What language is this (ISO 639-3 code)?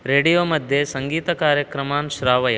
san